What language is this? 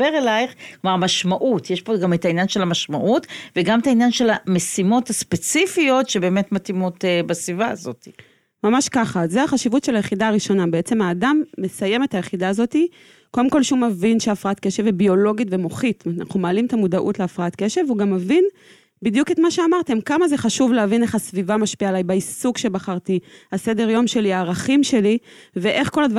Hebrew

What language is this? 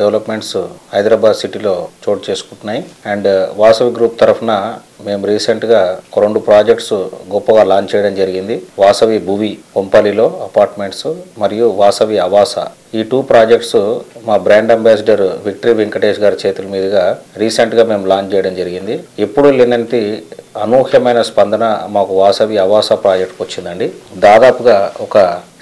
Telugu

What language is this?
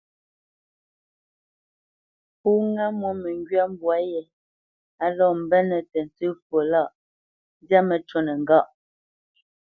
Bamenyam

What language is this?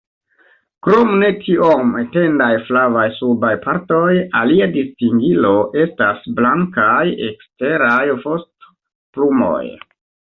Esperanto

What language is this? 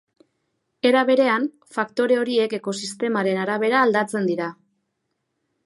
Basque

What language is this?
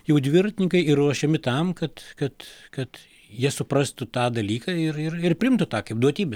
Lithuanian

